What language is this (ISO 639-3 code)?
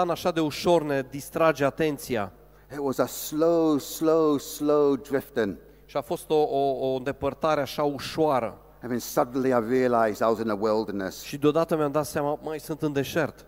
ron